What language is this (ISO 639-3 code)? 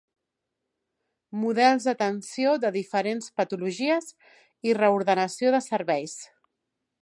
cat